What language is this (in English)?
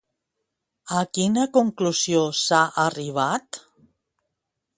Catalan